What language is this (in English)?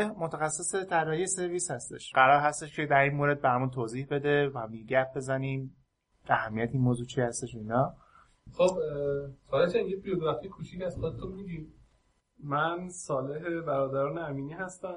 Persian